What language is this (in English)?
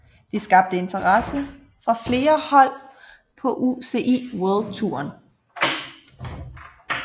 Danish